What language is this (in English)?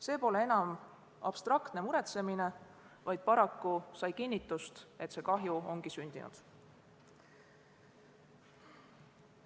Estonian